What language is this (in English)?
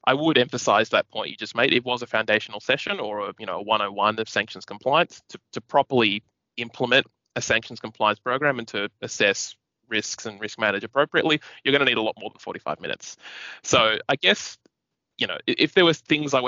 English